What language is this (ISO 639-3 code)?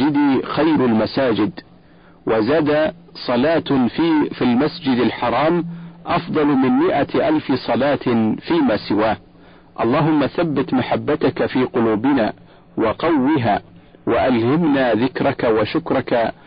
ara